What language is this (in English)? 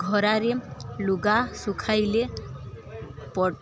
Odia